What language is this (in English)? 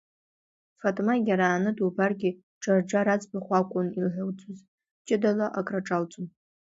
Abkhazian